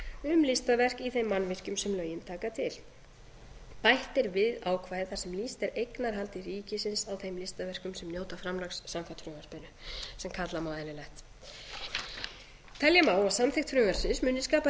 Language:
Icelandic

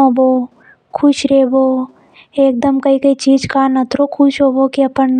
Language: Hadothi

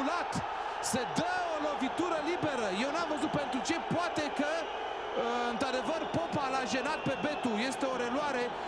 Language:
Romanian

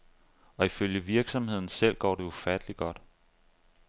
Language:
Danish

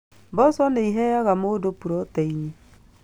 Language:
Kikuyu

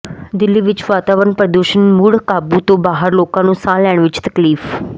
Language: Punjabi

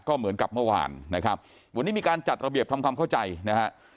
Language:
Thai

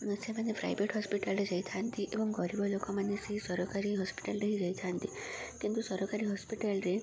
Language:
Odia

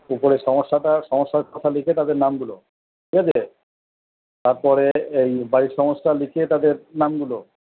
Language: Bangla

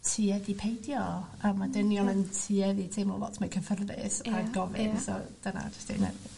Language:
Welsh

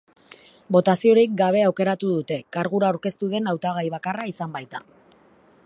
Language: Basque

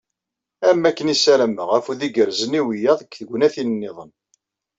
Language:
Kabyle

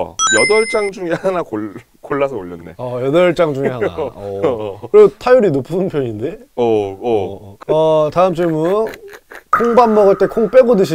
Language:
Korean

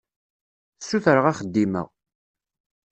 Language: Kabyle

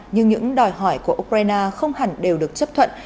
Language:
Vietnamese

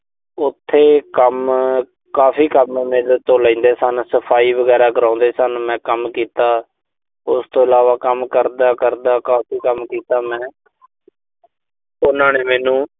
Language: Punjabi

